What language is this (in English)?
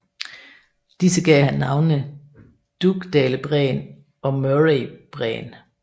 Danish